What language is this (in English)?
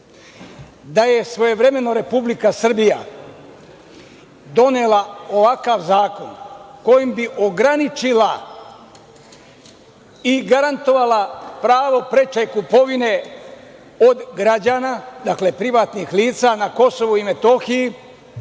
Serbian